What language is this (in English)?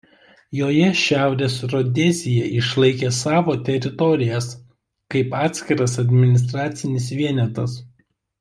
Lithuanian